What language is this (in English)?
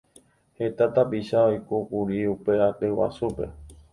Guarani